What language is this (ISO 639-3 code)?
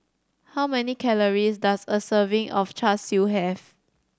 eng